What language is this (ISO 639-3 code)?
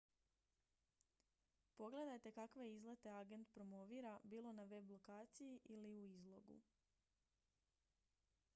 hrv